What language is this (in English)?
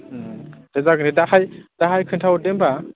Bodo